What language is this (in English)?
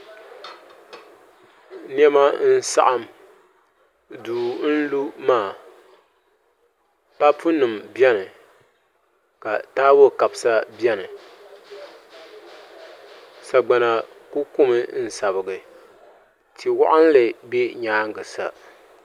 Dagbani